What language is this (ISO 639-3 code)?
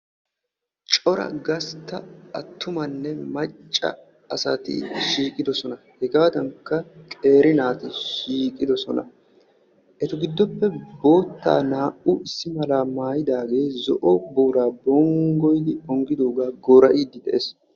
wal